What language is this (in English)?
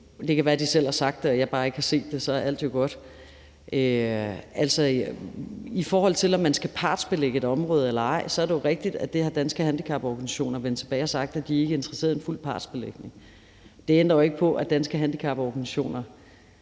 Danish